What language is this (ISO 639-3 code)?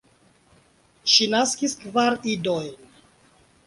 epo